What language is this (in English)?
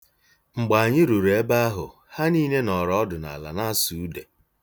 Igbo